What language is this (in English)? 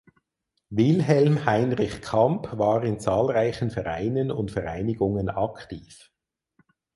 German